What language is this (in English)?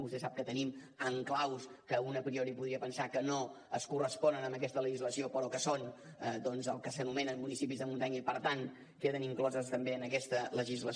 Catalan